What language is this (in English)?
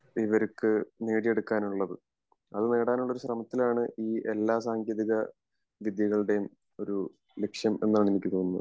Malayalam